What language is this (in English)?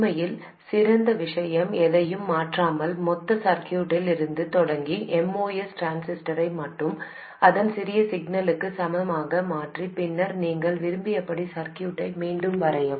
Tamil